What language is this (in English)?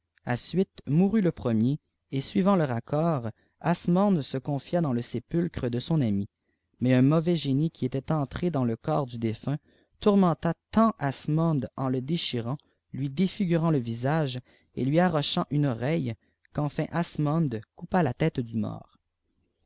French